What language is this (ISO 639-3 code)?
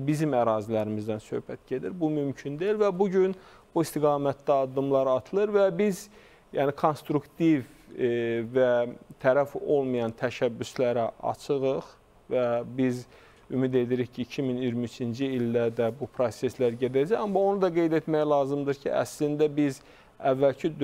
tur